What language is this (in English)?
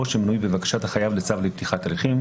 Hebrew